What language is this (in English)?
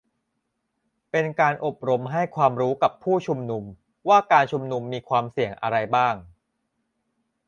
Thai